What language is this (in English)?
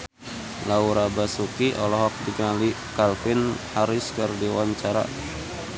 Sundanese